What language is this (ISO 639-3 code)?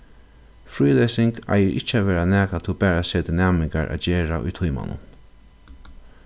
fao